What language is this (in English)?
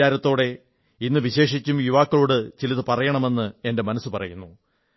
Malayalam